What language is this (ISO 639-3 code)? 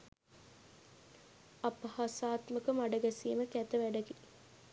sin